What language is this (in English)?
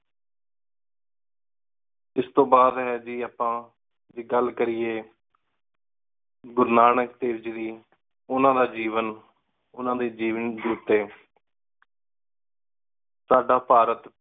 Punjabi